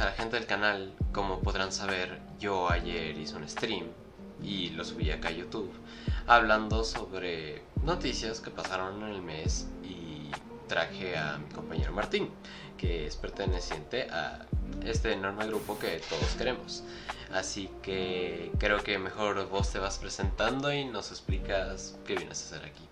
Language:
Spanish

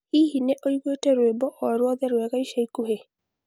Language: Kikuyu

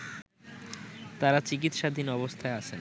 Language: Bangla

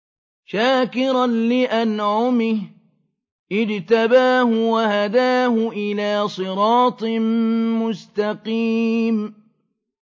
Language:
Arabic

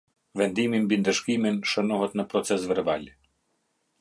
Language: Albanian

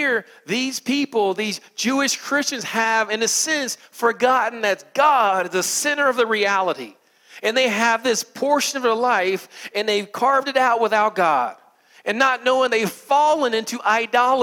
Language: English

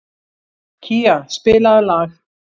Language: Icelandic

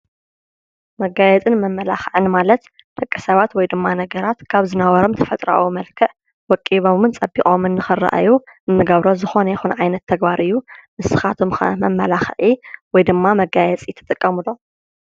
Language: Tigrinya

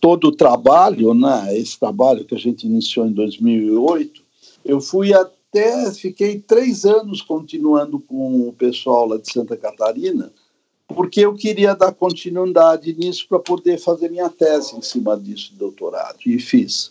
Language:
Portuguese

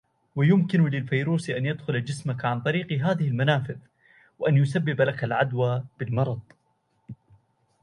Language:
Arabic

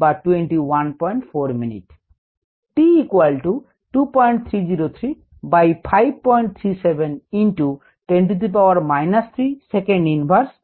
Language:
Bangla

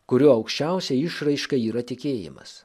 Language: Lithuanian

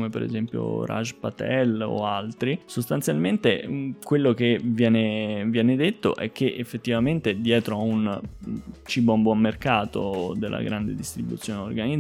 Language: Italian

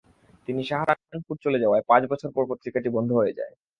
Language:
Bangla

